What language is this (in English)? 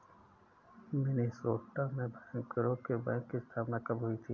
Hindi